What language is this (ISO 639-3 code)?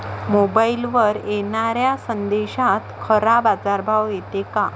mar